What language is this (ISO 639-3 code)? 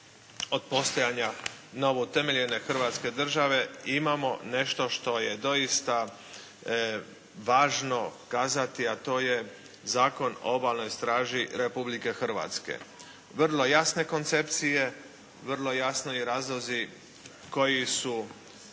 hrv